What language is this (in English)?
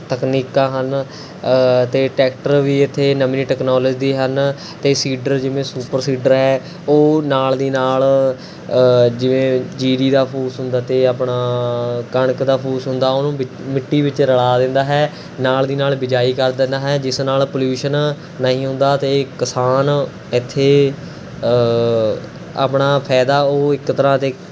Punjabi